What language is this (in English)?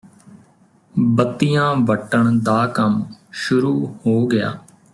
Punjabi